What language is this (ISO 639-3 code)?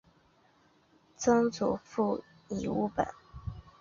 zho